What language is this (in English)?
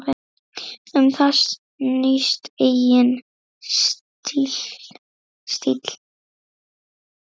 Icelandic